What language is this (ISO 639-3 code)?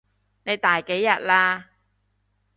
yue